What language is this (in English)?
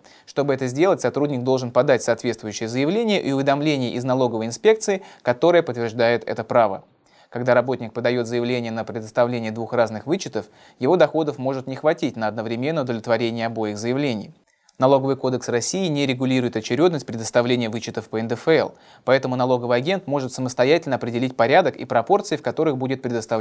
Russian